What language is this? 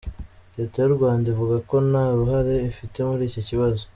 Kinyarwanda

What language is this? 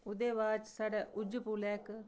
Dogri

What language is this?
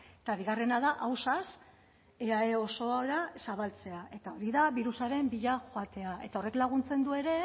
Basque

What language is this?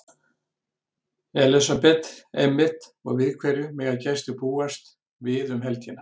Icelandic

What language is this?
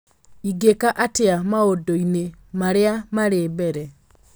Kikuyu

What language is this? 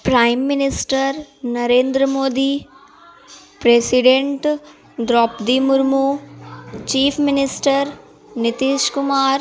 Urdu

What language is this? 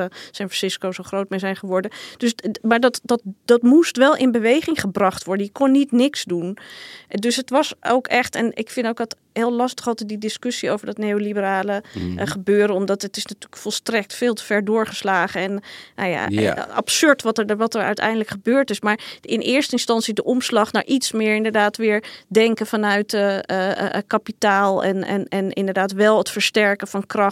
Dutch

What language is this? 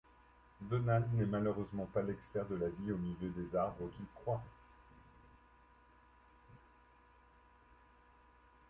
French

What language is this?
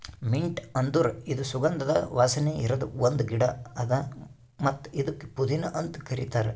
Kannada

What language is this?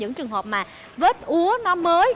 Vietnamese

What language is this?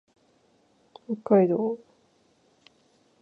Japanese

